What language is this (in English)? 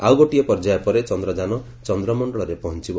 Odia